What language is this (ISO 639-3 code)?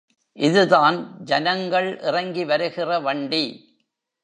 tam